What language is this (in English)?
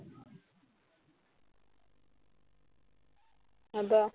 Assamese